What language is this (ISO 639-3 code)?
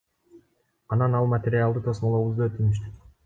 kir